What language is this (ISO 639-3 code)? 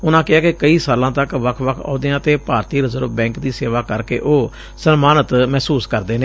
pan